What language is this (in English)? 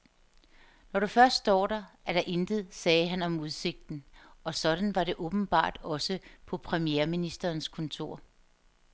Danish